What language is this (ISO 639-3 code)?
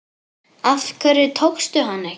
isl